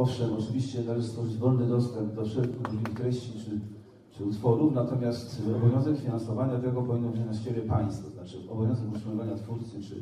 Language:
Polish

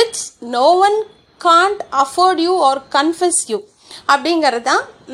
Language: Tamil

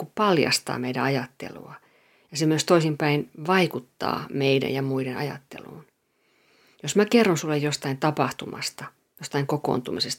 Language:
Finnish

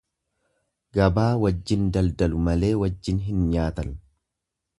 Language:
Oromo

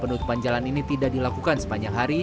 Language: Indonesian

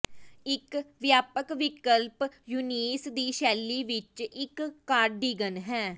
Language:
Punjabi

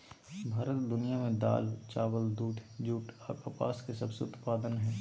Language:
Magahi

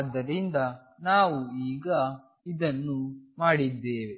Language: Kannada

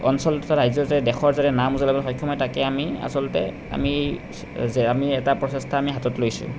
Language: Assamese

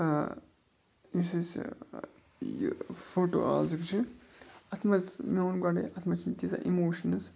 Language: Kashmiri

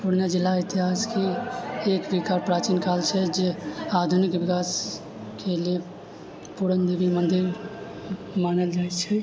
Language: Maithili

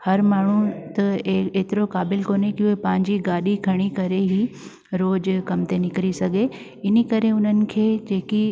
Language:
Sindhi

